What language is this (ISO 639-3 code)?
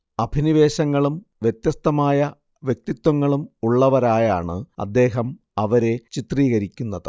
mal